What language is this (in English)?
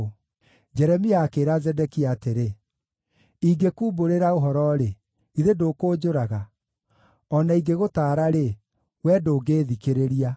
Kikuyu